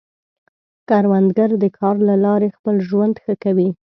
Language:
Pashto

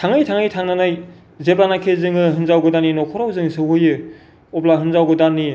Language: Bodo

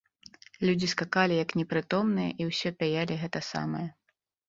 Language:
Belarusian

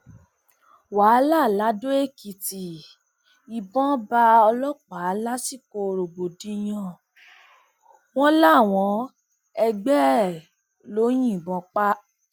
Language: Yoruba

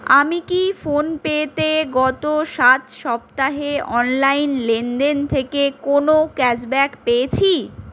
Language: Bangla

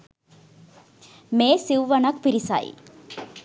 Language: Sinhala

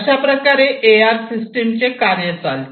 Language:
Marathi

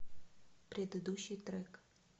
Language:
Russian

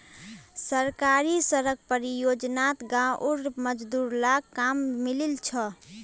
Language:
Magahi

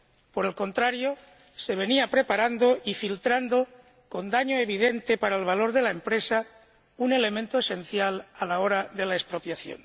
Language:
Spanish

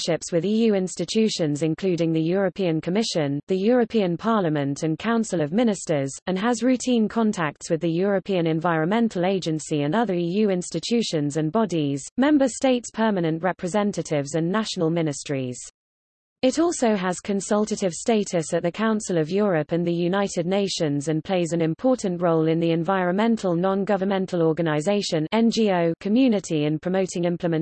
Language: English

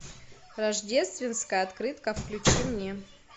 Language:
Russian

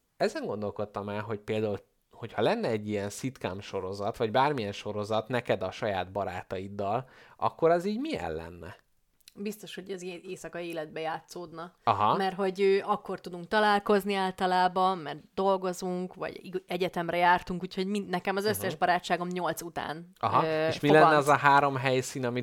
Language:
Hungarian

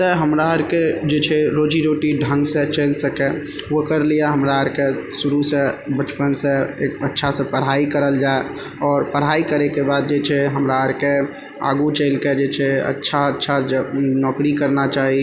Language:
Maithili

